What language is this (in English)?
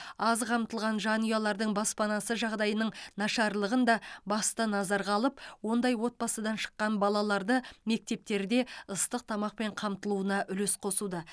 Kazakh